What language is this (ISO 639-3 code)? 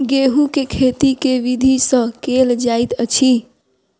mai